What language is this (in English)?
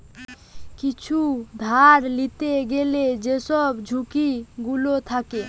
Bangla